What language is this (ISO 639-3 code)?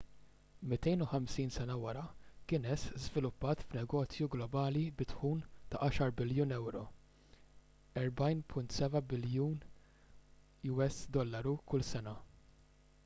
mlt